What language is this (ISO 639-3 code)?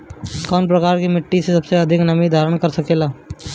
bho